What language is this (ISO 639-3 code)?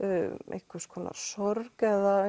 isl